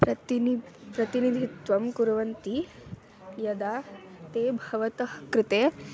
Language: Sanskrit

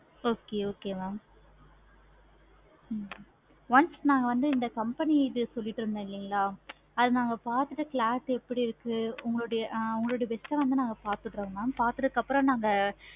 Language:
Tamil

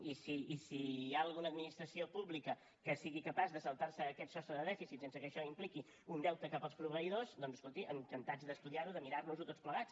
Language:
Catalan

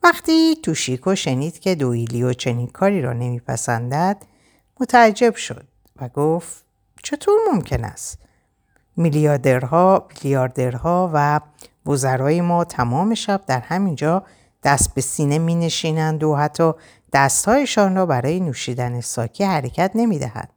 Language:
Persian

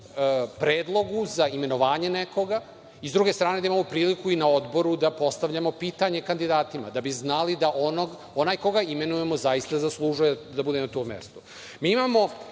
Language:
Serbian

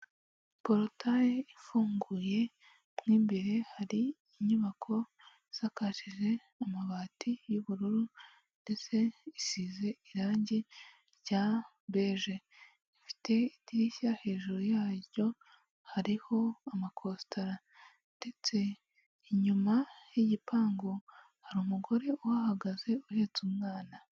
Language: Kinyarwanda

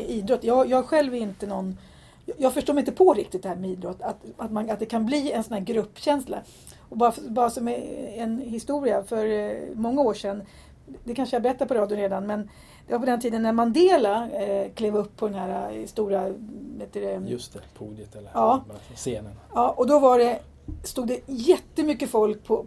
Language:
Swedish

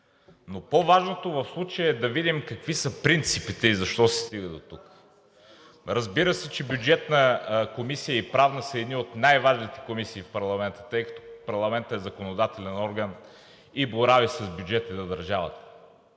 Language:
Bulgarian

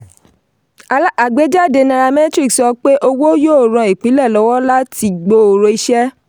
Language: Yoruba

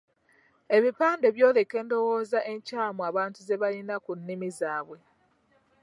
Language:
Ganda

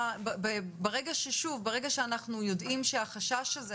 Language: Hebrew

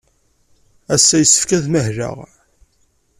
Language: Kabyle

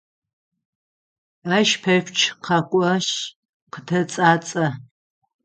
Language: Adyghe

